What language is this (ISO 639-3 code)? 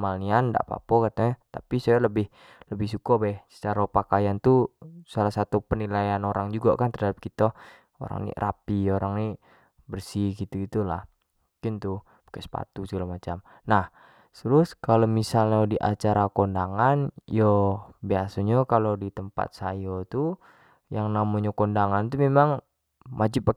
jax